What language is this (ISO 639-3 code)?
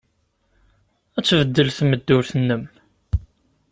kab